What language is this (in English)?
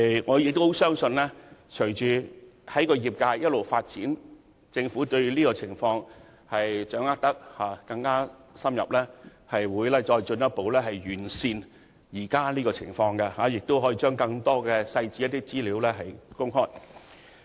Cantonese